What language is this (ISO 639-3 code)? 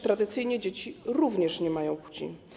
pol